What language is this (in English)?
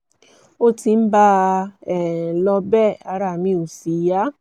Yoruba